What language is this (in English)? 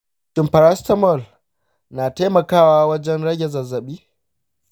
Hausa